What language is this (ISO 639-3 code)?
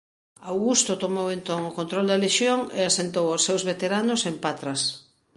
glg